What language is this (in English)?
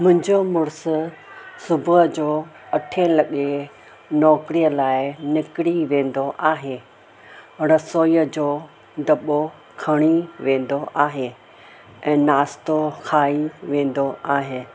Sindhi